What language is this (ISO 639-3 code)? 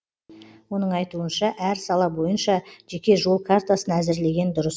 kaz